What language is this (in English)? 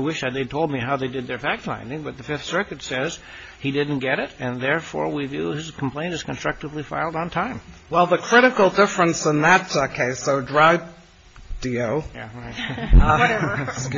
English